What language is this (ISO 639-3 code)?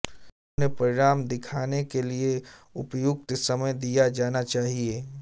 hin